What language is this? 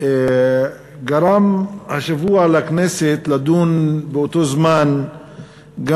Hebrew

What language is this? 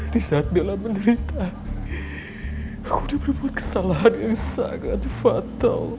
Indonesian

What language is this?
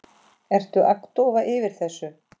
Icelandic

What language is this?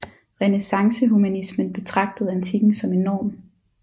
Danish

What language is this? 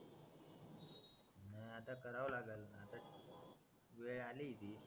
Marathi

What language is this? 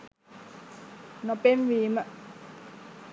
Sinhala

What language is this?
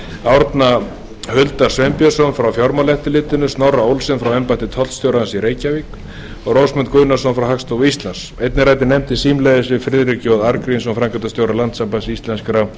Icelandic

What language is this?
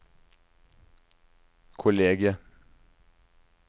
Norwegian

